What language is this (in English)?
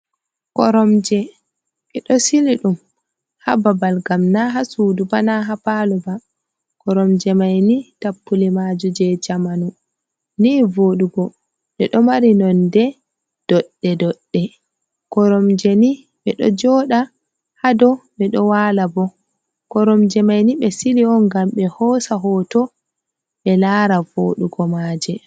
Fula